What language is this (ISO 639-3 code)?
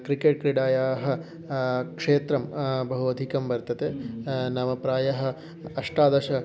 san